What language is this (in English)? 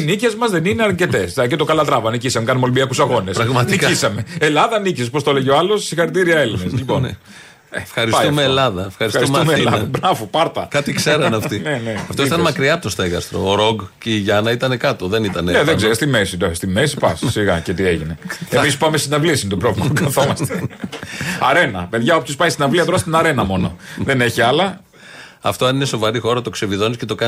Greek